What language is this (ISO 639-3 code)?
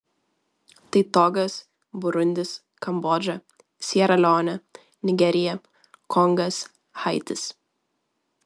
lit